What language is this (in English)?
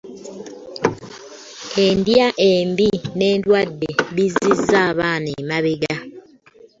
Ganda